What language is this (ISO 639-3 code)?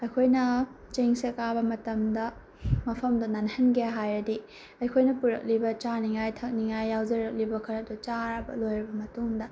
mni